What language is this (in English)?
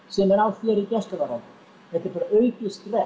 Icelandic